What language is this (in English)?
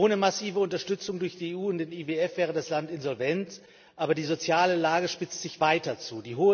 German